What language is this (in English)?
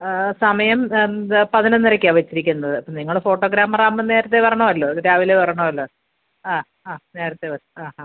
Malayalam